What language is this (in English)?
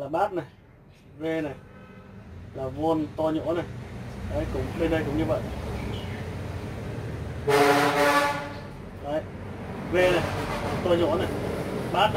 Vietnamese